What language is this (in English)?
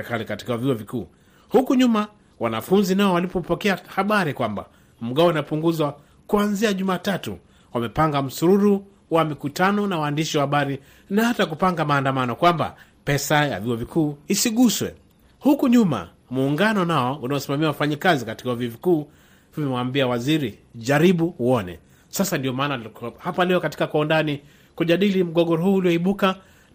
Swahili